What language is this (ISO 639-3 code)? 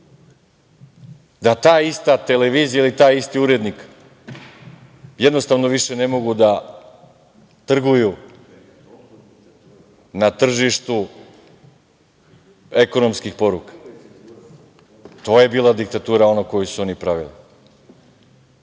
srp